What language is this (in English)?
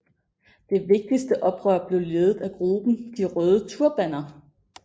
Danish